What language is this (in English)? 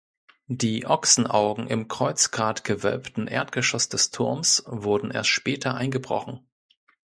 German